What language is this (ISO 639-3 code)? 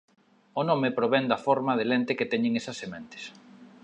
glg